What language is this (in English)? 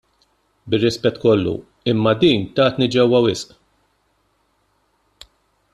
Maltese